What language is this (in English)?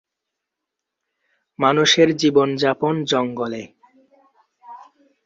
Bangla